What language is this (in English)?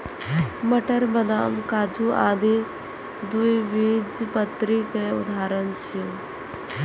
Maithili